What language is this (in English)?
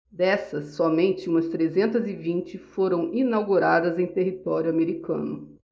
Portuguese